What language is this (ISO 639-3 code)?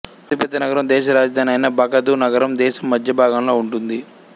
tel